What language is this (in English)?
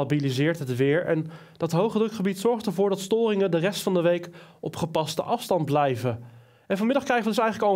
Dutch